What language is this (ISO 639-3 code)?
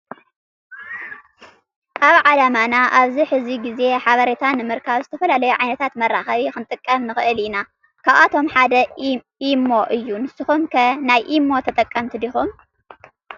tir